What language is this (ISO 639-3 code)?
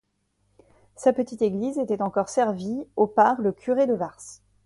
fra